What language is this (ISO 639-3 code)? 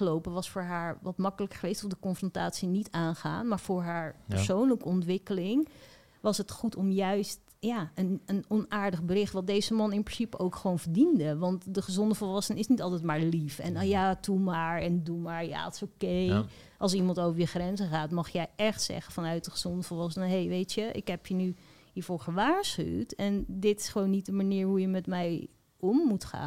nld